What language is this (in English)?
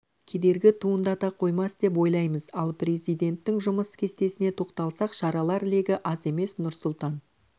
Kazakh